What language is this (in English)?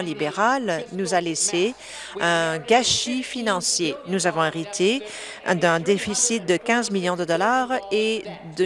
French